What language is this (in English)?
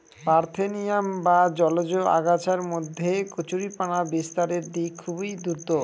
Bangla